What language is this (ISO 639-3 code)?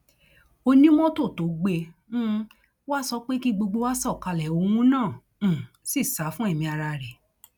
yor